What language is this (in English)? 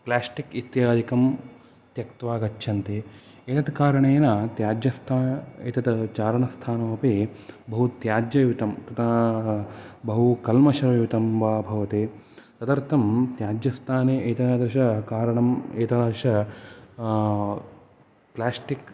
Sanskrit